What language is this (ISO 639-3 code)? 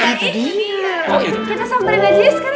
ind